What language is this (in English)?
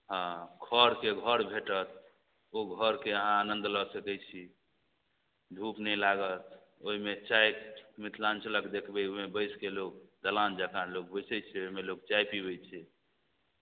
Maithili